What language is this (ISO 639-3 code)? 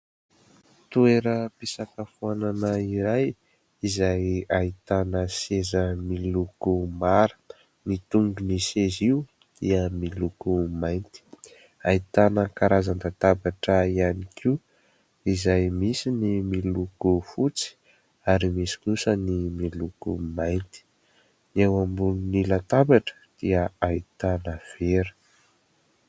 mlg